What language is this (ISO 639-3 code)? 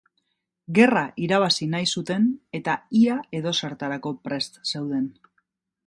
eus